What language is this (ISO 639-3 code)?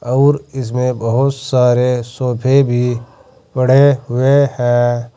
hin